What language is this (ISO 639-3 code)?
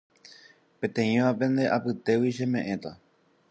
grn